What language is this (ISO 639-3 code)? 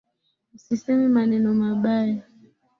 swa